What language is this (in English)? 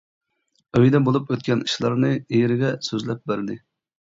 Uyghur